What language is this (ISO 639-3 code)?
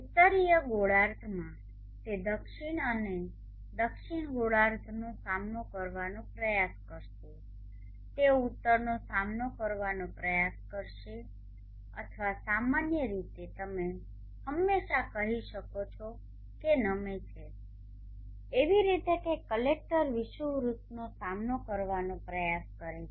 guj